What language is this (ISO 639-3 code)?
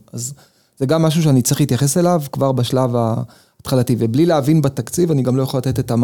heb